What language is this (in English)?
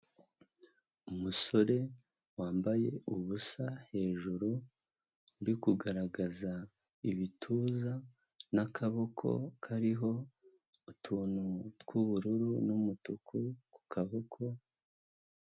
Kinyarwanda